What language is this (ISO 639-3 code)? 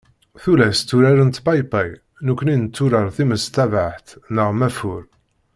kab